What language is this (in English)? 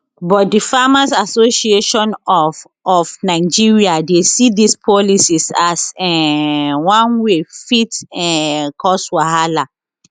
Nigerian Pidgin